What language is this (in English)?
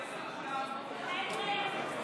Hebrew